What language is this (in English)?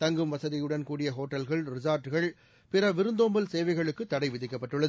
Tamil